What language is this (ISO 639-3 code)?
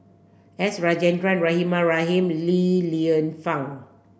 eng